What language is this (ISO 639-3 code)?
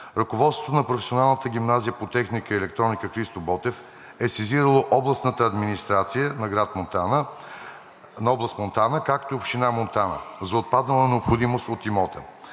bul